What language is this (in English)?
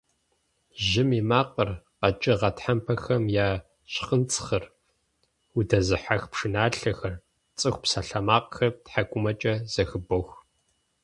Kabardian